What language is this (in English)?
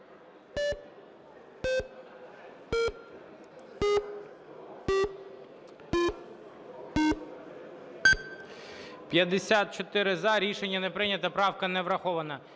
Ukrainian